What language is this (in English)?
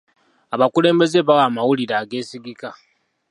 Ganda